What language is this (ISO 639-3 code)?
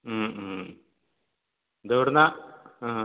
mal